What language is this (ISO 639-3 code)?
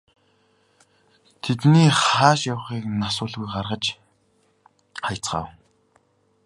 mon